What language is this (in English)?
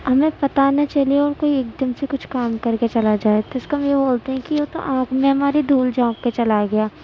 Urdu